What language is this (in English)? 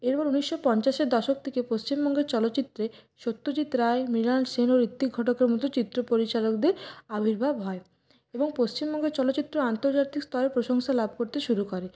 Bangla